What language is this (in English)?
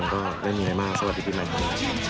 Thai